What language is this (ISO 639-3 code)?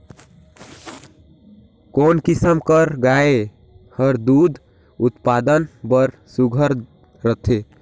hne